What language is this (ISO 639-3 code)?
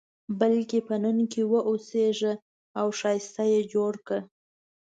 pus